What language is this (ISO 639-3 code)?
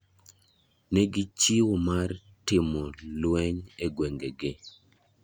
luo